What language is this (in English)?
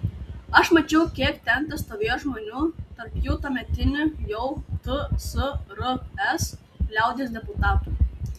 Lithuanian